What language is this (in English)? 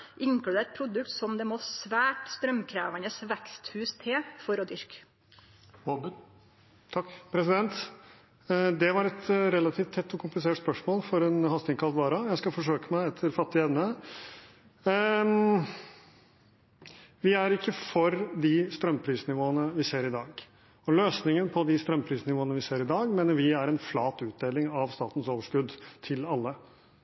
Norwegian